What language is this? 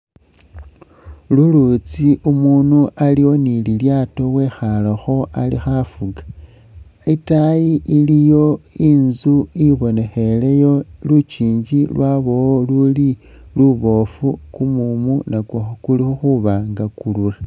Masaaba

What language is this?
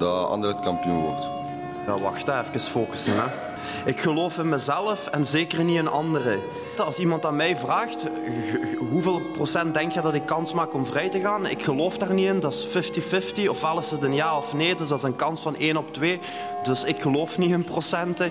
Dutch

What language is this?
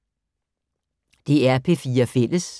Danish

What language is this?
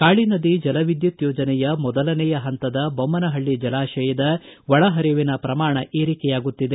Kannada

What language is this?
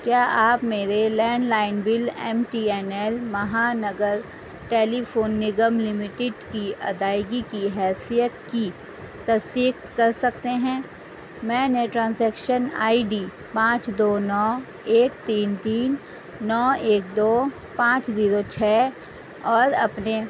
Urdu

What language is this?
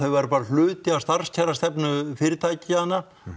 Icelandic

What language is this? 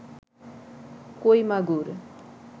Bangla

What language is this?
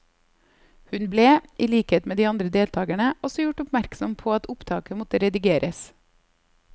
Norwegian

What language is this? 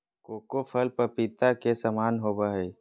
Magahi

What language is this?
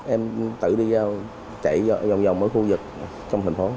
Vietnamese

